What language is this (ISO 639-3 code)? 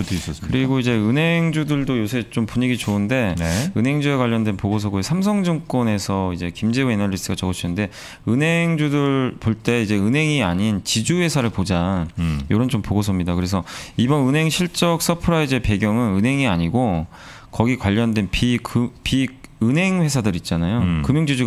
kor